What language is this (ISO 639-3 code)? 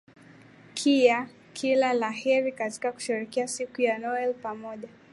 swa